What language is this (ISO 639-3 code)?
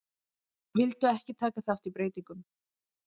isl